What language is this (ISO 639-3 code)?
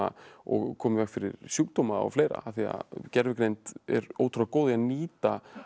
isl